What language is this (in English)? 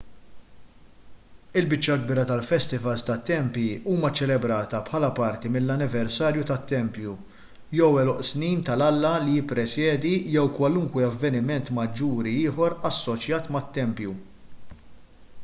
Maltese